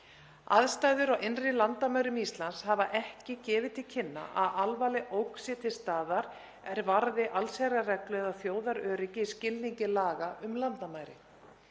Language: Icelandic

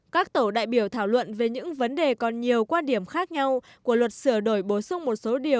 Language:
Vietnamese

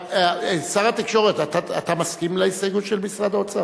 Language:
Hebrew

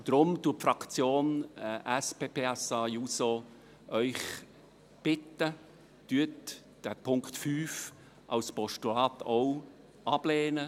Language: Swiss German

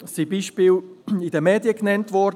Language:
Swiss German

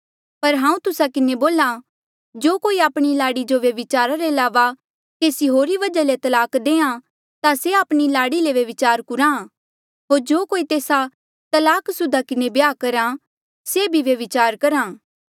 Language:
Mandeali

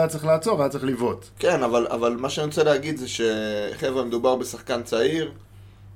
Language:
Hebrew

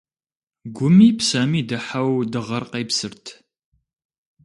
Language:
Kabardian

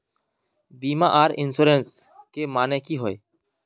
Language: Magahi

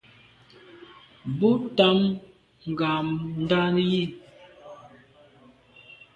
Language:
Medumba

